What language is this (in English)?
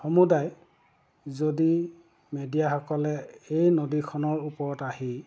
Assamese